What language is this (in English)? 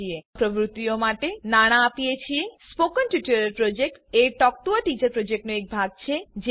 Gujarati